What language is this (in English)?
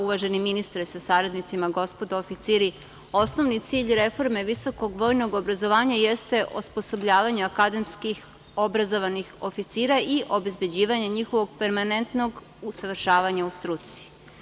Serbian